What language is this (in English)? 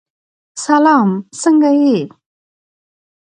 Pashto